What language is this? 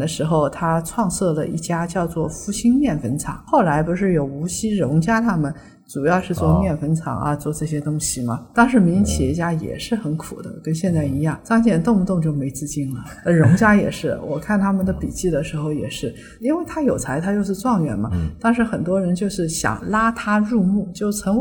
Chinese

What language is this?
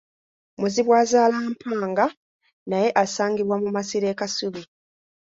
Ganda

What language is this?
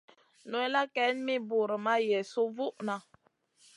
Masana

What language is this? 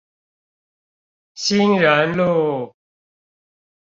Chinese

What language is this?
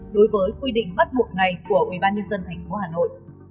Vietnamese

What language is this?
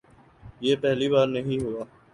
Urdu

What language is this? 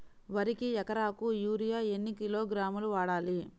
Telugu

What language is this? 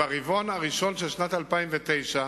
Hebrew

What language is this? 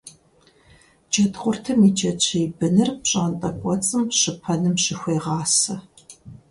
Kabardian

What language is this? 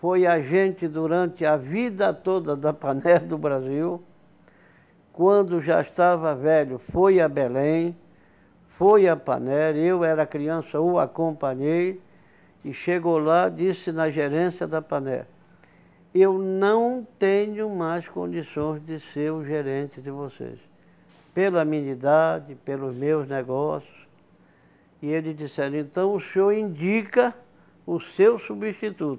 Portuguese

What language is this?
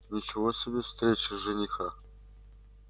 Russian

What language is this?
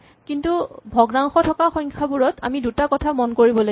Assamese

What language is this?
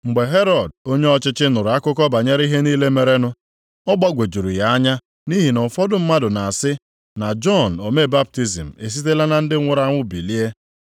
Igbo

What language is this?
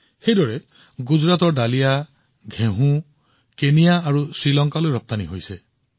Assamese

